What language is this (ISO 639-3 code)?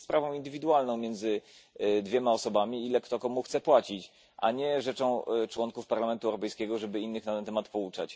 pol